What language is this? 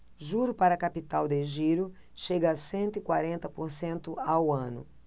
Portuguese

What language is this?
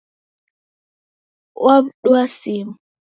Taita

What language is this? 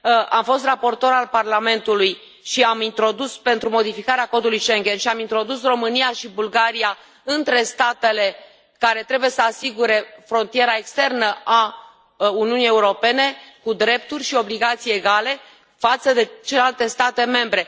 Romanian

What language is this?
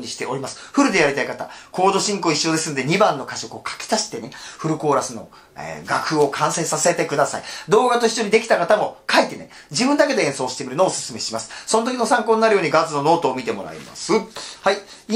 Japanese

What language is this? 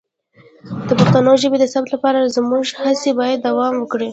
Pashto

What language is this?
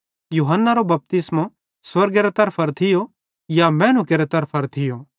Bhadrawahi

